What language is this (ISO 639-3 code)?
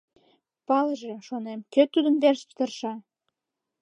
chm